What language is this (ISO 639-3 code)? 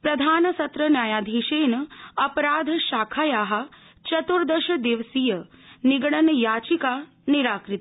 san